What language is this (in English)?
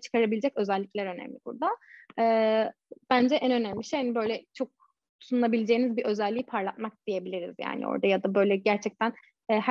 Turkish